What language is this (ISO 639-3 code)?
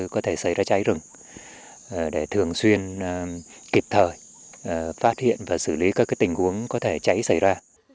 vie